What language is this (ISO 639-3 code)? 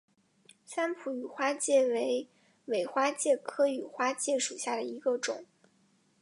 zho